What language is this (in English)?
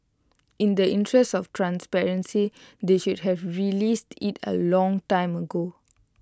English